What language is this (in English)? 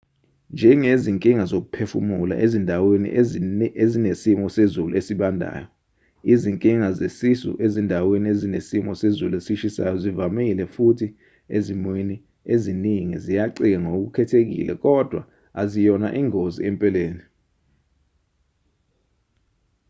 Zulu